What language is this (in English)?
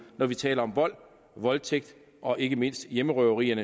Danish